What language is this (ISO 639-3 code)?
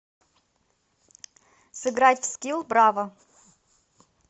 rus